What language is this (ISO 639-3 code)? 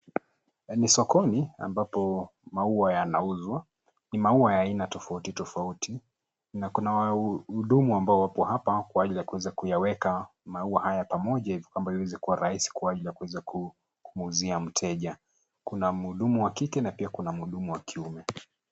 swa